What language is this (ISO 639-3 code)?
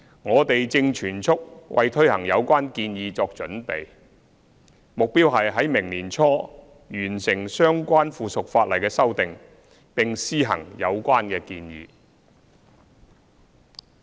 yue